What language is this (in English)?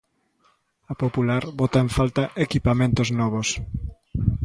Galician